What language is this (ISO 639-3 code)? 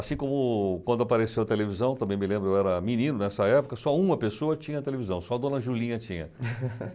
por